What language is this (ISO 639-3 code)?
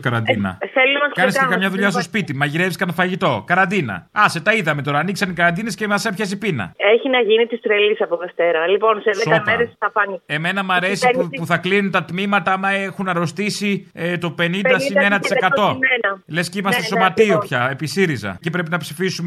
ell